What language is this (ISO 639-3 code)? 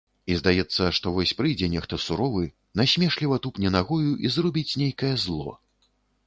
bel